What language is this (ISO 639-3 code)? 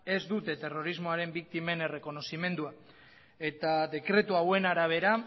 eus